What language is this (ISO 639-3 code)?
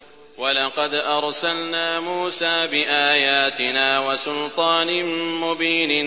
ara